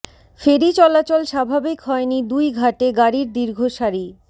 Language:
Bangla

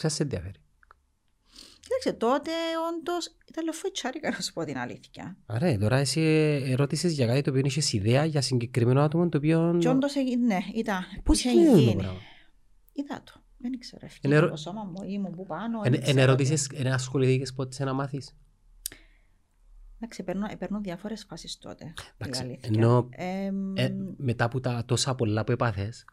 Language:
Greek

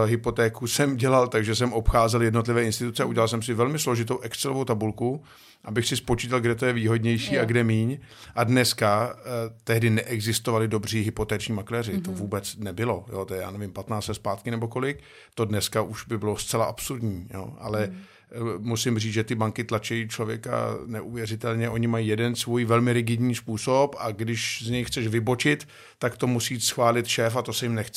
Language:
Czech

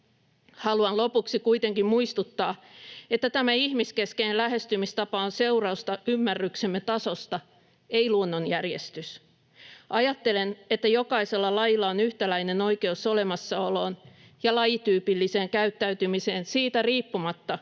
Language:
Finnish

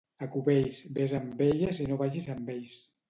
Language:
Catalan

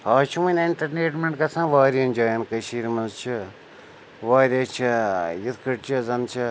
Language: Kashmiri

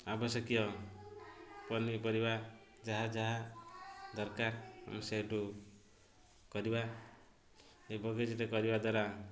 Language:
Odia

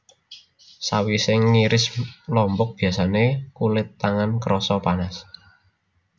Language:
Javanese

